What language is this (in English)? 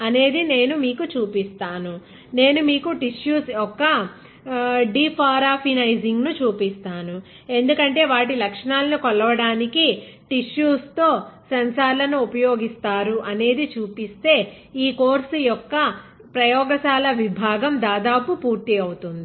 Telugu